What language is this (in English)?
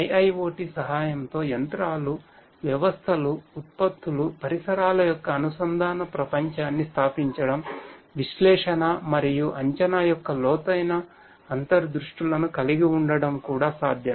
Telugu